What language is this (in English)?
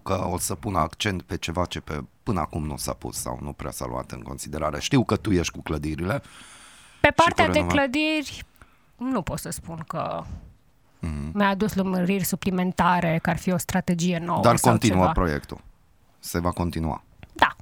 Romanian